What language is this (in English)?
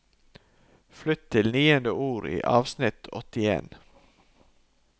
Norwegian